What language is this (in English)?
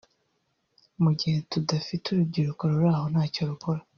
Kinyarwanda